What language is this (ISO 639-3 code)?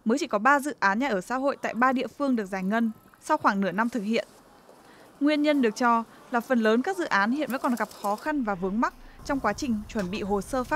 vie